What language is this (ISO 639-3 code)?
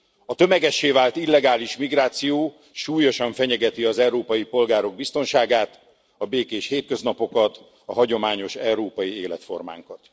hun